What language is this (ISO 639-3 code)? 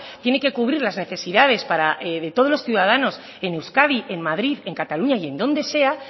spa